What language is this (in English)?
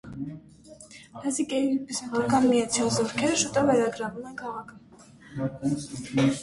Armenian